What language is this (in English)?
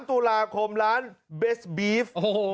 Thai